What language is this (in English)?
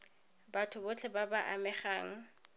Tswana